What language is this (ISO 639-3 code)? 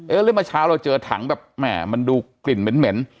tha